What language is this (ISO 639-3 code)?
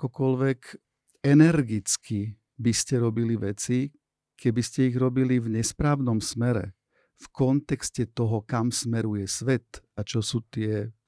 slk